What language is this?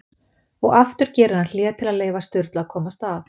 Icelandic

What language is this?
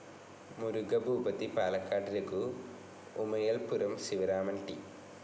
Malayalam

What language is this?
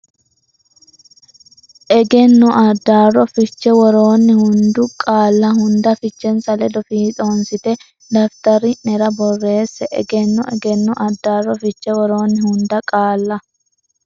Sidamo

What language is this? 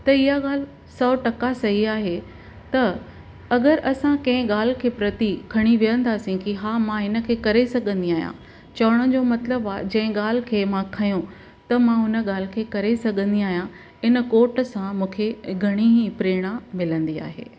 Sindhi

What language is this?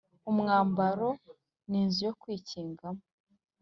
Kinyarwanda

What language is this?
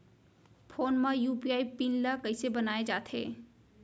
Chhattisgarhi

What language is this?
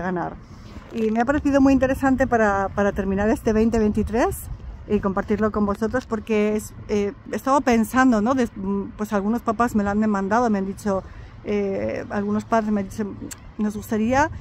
Spanish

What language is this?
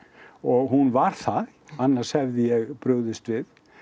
Icelandic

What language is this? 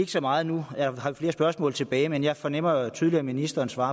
Danish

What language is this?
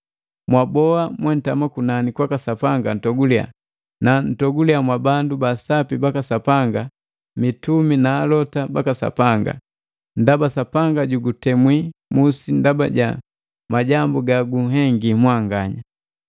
Matengo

